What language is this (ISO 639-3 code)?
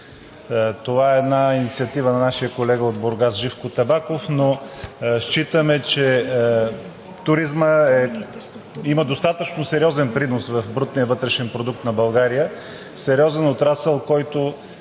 bul